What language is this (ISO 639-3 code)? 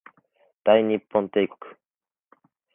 jpn